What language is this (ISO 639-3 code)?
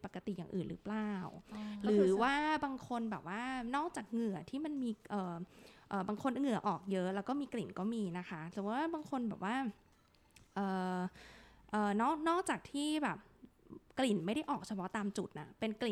tha